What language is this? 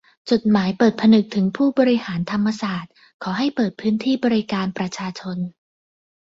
Thai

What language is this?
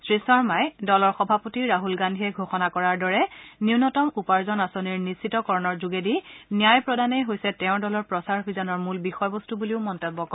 Assamese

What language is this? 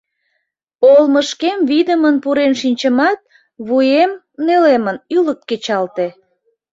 Mari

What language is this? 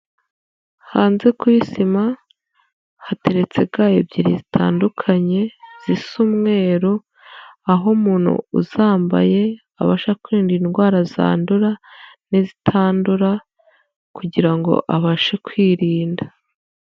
Kinyarwanda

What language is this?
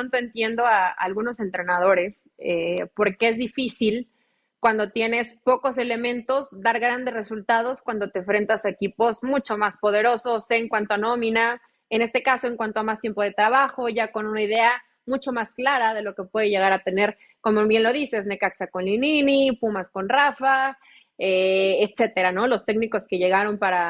Spanish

